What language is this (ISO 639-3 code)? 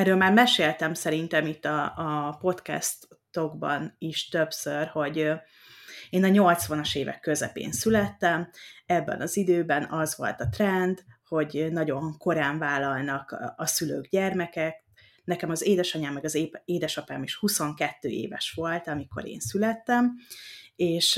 hun